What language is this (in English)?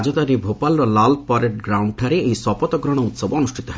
Odia